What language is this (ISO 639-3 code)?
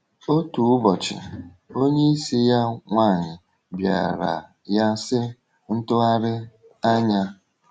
ibo